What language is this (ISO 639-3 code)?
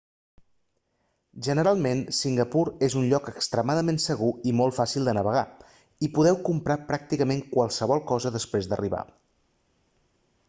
cat